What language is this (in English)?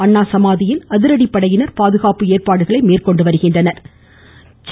Tamil